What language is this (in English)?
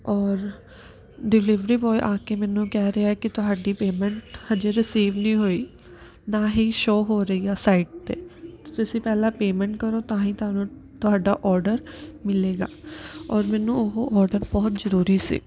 Punjabi